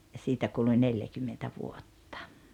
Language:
Finnish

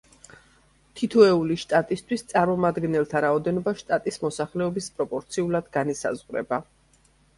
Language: Georgian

